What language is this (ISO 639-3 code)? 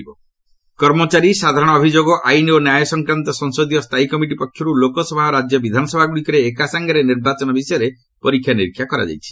ori